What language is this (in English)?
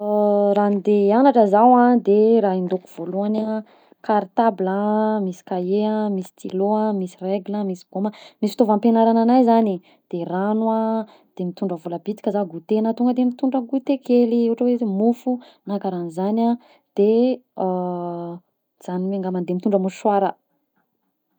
Southern Betsimisaraka Malagasy